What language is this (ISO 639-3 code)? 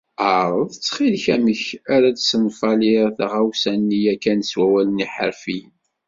kab